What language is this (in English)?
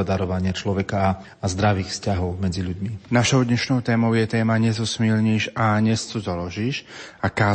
Slovak